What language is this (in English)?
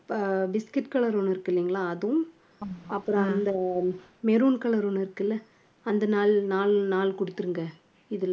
Tamil